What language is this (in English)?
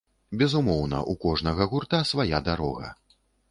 Belarusian